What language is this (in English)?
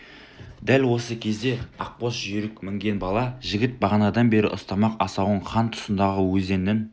Kazakh